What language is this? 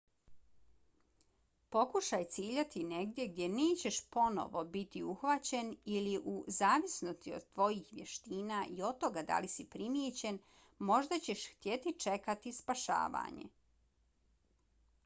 Bosnian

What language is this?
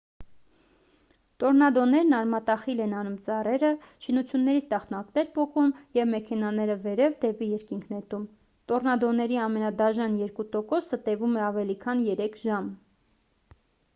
Armenian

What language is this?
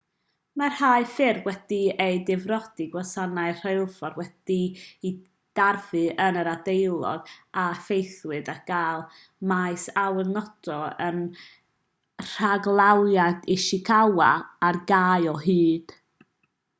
Welsh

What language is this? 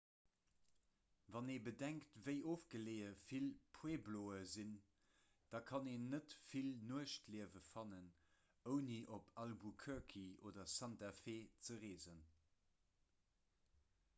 Luxembourgish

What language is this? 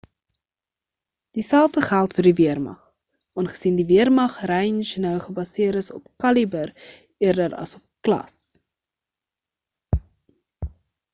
Afrikaans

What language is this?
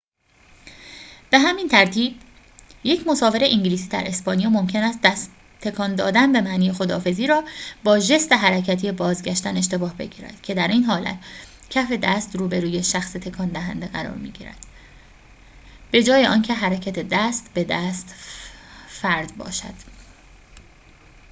Persian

